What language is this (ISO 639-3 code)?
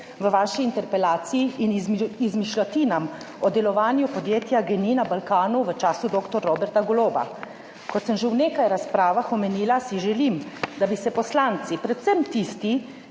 slv